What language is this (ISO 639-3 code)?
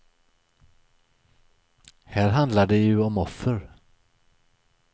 swe